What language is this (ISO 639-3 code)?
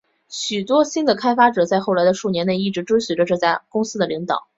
zho